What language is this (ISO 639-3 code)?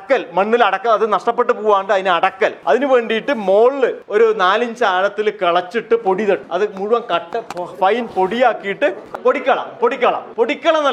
mal